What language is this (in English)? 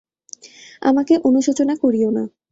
Bangla